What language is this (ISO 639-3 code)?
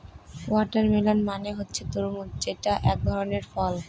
ben